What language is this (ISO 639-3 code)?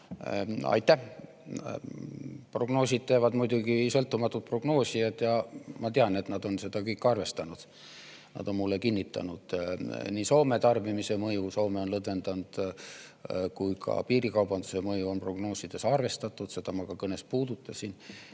est